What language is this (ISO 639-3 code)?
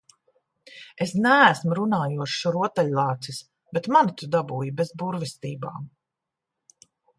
lav